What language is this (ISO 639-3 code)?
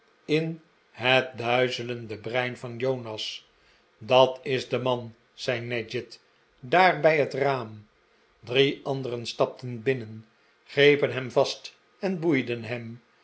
nld